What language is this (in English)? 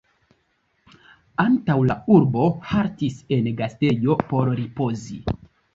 Esperanto